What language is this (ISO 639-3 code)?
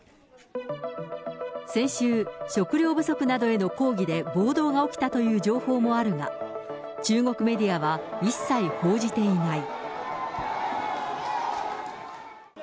jpn